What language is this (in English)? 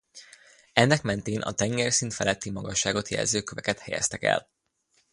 Hungarian